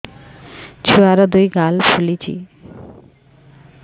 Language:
Odia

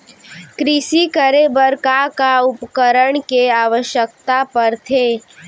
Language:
Chhattisgarhi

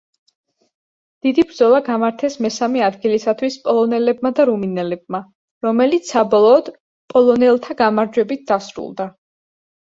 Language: Georgian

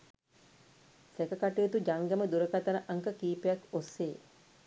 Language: Sinhala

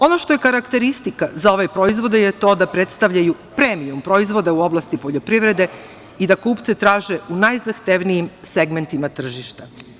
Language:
Serbian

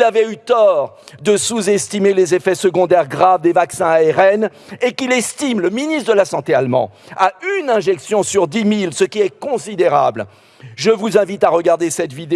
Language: French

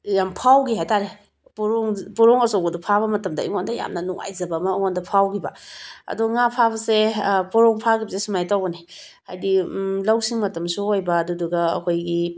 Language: Manipuri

